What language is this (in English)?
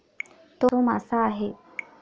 Marathi